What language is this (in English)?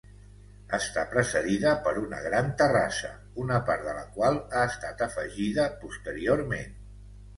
Catalan